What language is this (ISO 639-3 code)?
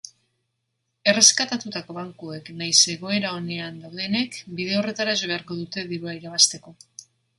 eus